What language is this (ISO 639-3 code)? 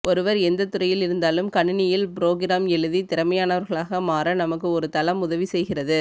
tam